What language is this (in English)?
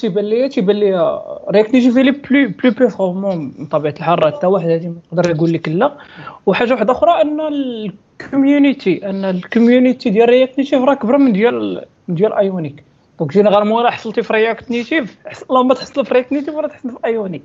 Arabic